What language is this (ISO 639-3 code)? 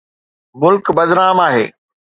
snd